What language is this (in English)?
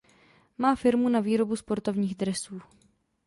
Czech